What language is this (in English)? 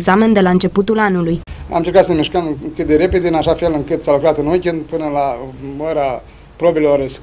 Romanian